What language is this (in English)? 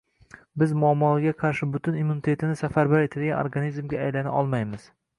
Uzbek